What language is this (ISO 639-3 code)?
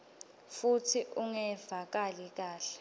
ssw